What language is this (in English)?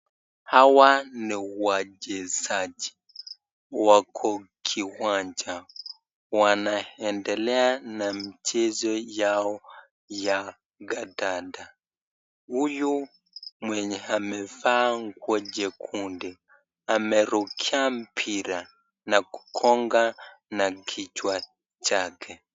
Swahili